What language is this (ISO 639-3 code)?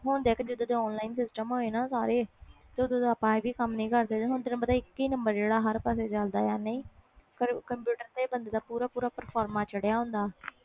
pan